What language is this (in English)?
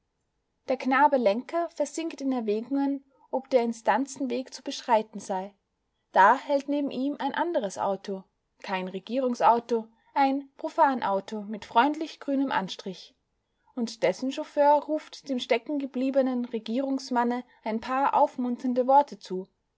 German